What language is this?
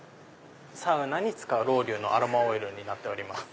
Japanese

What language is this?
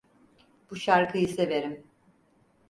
Turkish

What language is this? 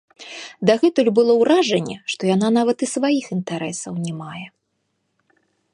Belarusian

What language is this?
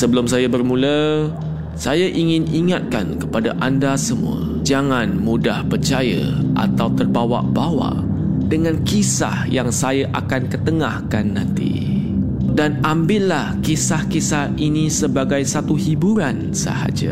Malay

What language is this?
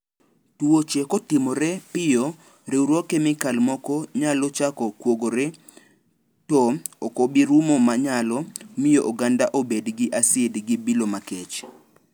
Luo (Kenya and Tanzania)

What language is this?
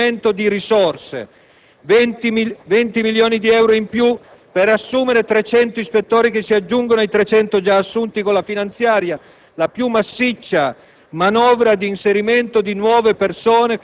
Italian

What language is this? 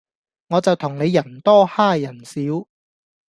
Cantonese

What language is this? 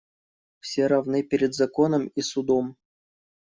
Russian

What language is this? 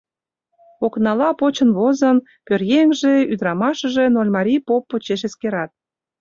Mari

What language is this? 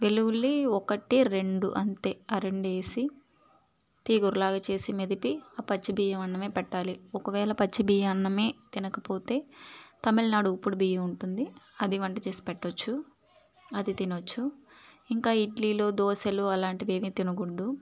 Telugu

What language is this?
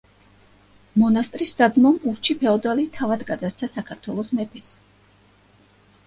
Georgian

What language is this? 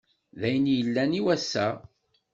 Kabyle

